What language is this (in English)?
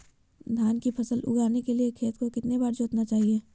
Magahi